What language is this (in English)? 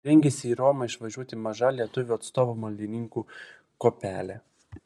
Lithuanian